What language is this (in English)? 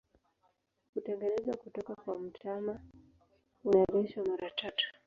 Swahili